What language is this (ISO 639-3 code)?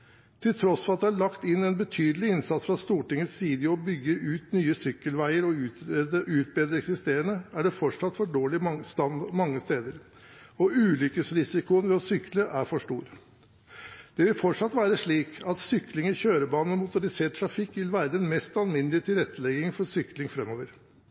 nob